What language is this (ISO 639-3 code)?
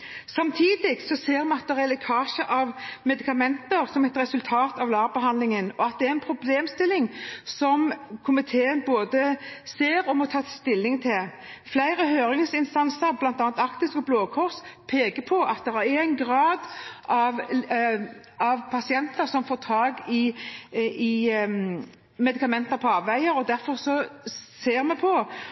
nob